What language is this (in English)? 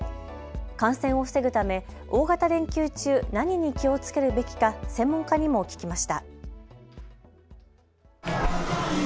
Japanese